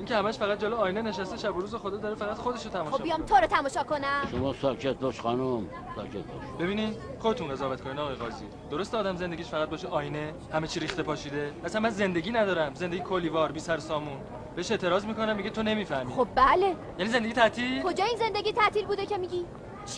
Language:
Persian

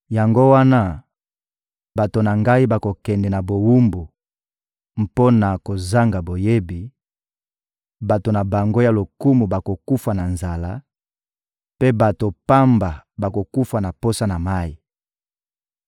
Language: Lingala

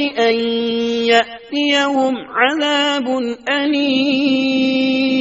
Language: Urdu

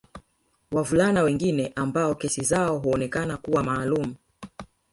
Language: Swahili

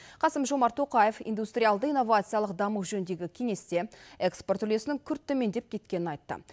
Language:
Kazakh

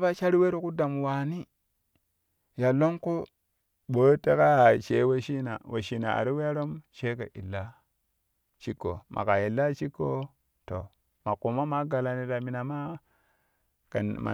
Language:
Kushi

